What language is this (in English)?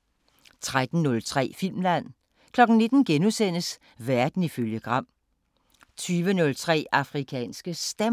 Danish